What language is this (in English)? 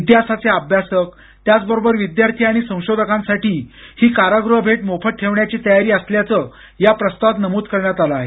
Marathi